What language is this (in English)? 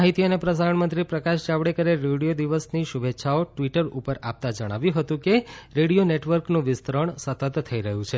Gujarati